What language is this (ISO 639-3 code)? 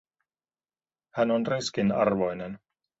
fin